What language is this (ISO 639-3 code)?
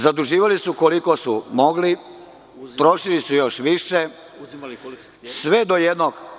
srp